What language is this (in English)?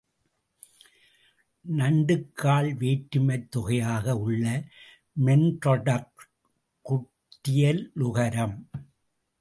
Tamil